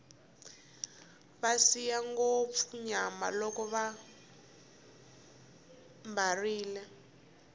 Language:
Tsonga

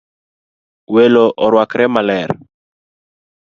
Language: Luo (Kenya and Tanzania)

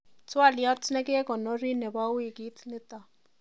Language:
Kalenjin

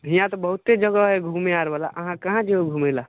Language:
Maithili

